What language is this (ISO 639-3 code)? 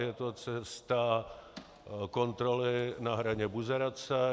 ces